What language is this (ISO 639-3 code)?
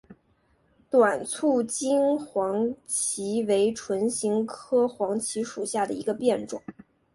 zho